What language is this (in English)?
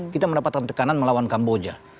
Indonesian